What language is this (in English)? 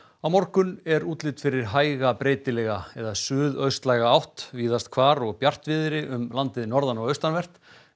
Icelandic